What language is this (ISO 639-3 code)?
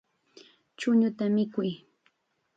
qxa